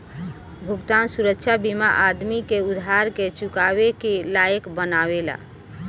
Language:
Bhojpuri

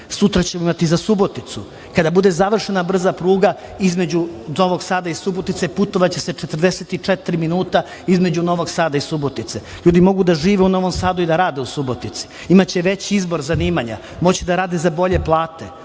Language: Serbian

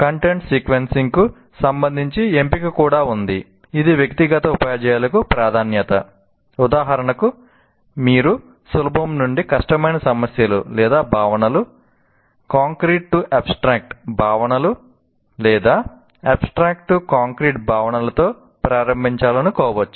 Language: Telugu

